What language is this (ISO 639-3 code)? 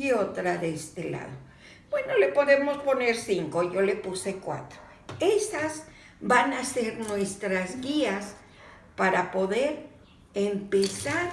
spa